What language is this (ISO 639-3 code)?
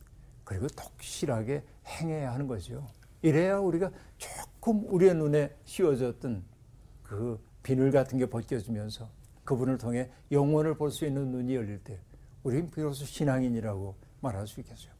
kor